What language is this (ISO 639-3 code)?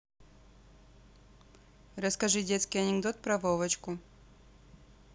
rus